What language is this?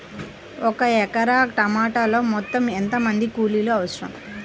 Telugu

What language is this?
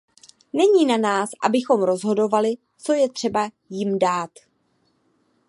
Czech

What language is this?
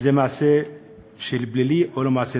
Hebrew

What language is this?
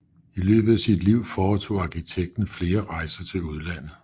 Danish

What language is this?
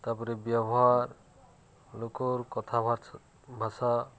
Odia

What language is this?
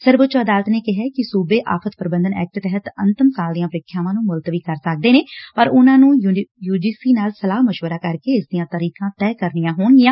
Punjabi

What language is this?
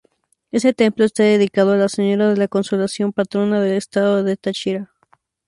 Spanish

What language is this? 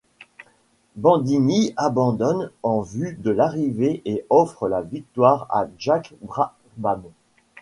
French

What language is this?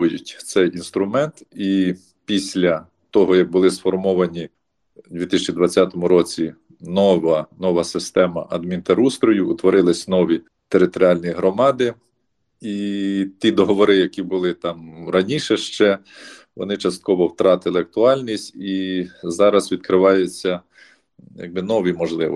Ukrainian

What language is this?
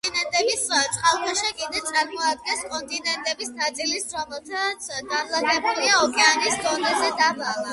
Georgian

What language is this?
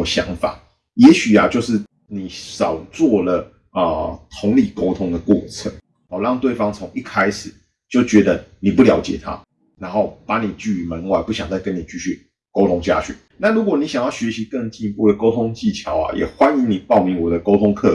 Chinese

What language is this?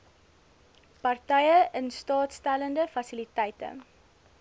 Afrikaans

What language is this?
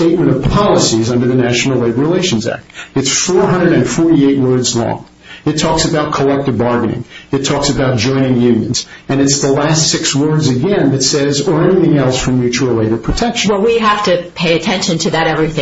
English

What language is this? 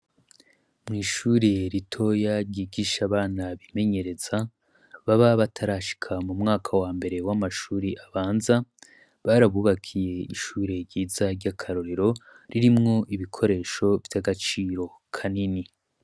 Rundi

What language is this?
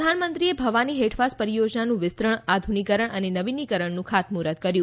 Gujarati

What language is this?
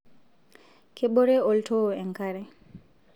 Masai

